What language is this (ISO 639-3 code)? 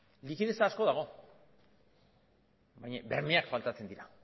eus